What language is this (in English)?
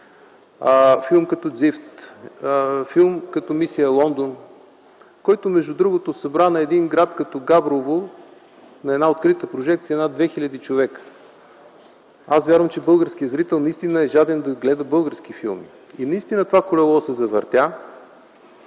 Bulgarian